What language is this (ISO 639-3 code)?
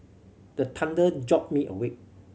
eng